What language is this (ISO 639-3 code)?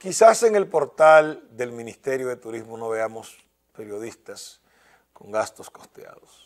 spa